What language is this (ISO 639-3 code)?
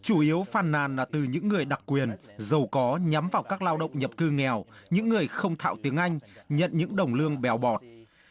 vie